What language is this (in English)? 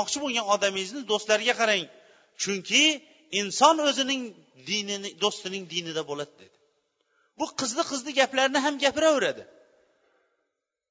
Bulgarian